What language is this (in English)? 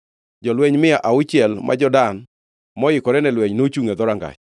Luo (Kenya and Tanzania)